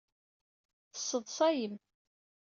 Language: Kabyle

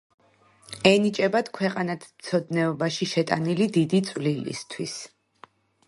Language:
Georgian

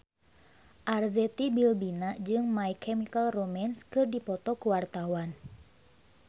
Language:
Sundanese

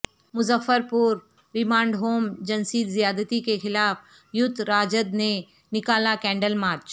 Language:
Urdu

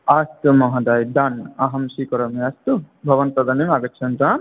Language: Sanskrit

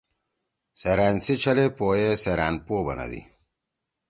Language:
Torwali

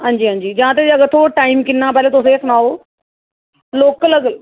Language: Dogri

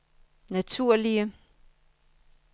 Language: Danish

